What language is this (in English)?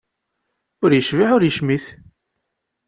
Kabyle